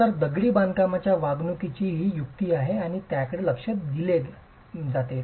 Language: Marathi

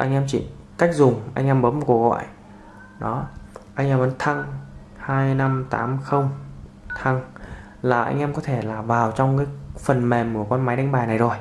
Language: Vietnamese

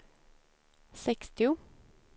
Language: Swedish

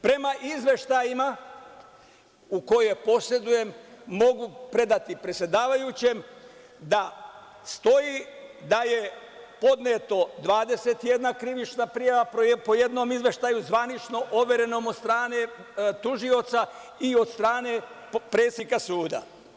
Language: Serbian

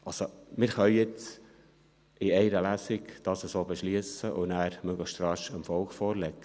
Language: Swiss German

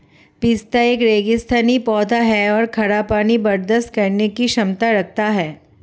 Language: Hindi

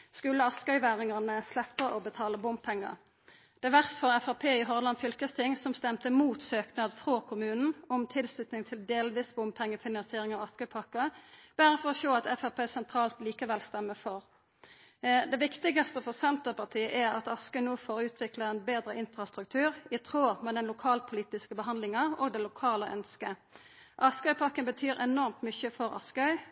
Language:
Norwegian Nynorsk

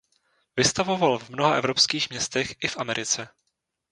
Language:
Czech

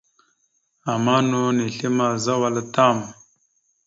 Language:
Mada (Cameroon)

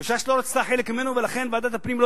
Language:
Hebrew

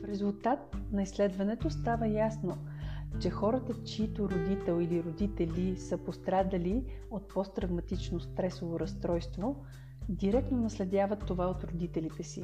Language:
Bulgarian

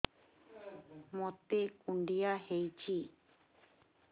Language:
Odia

